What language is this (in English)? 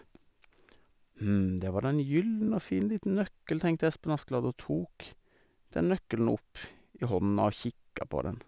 Norwegian